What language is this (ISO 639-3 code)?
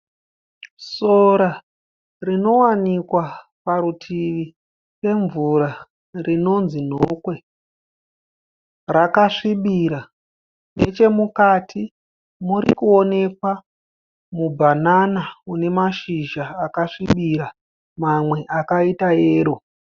sna